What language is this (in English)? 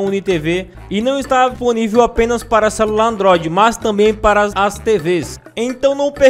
Portuguese